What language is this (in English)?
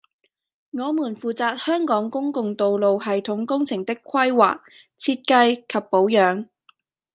Cantonese